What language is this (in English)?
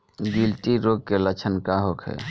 Bhojpuri